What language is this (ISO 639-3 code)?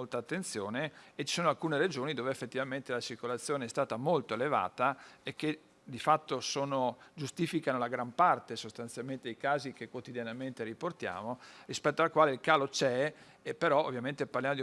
ita